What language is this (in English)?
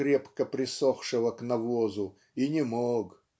Russian